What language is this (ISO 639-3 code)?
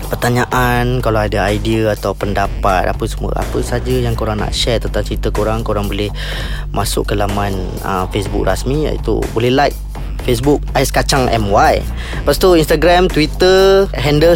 msa